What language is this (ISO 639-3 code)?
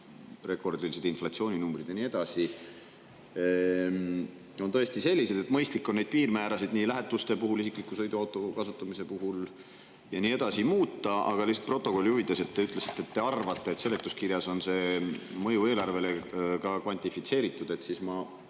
est